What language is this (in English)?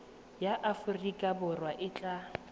Tswana